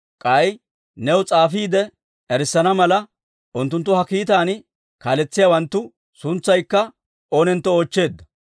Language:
Dawro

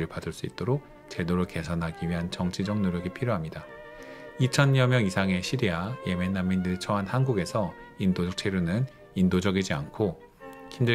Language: Korean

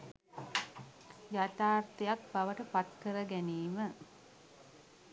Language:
Sinhala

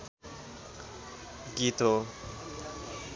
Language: Nepali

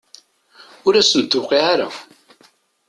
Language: Kabyle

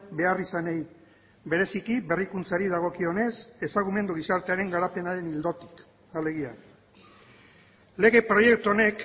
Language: Basque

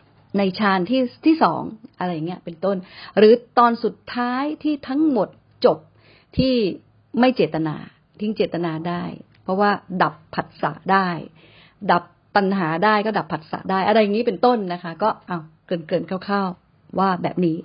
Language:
Thai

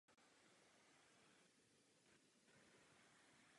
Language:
Czech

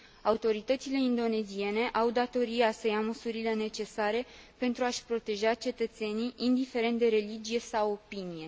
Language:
Romanian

